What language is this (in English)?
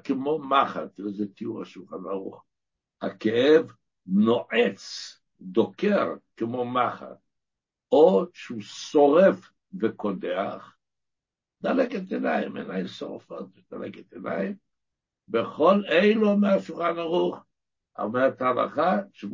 Hebrew